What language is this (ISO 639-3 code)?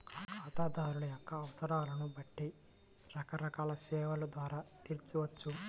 tel